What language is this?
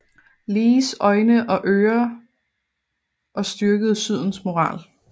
Danish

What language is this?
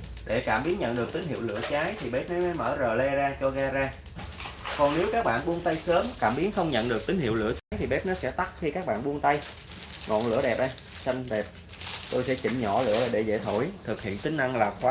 Vietnamese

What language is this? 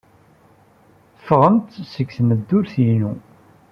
Kabyle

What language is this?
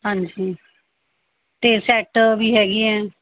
Punjabi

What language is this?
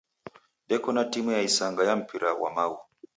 Taita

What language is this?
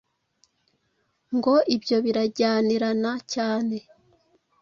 Kinyarwanda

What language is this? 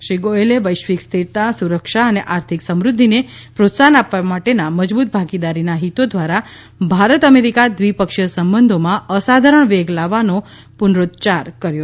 Gujarati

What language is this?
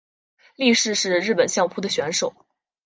Chinese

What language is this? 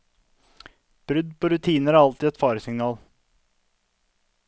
Norwegian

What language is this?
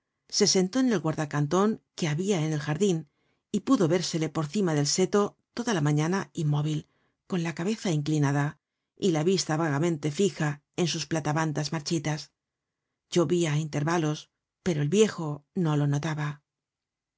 Spanish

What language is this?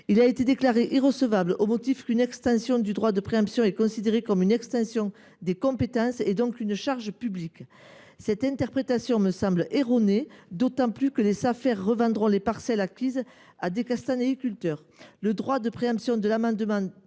French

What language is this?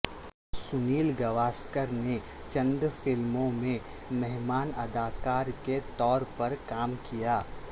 Urdu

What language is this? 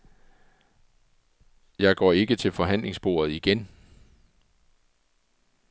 Danish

